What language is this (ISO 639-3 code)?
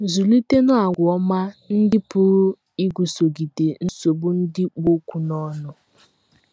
ibo